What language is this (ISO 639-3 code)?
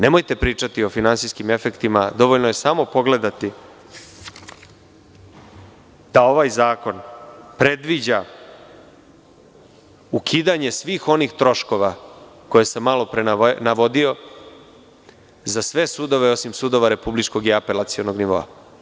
srp